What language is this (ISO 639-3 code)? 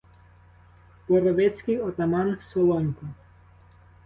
ukr